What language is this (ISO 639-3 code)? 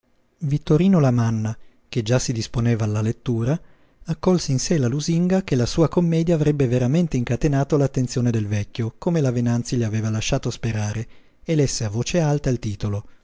ita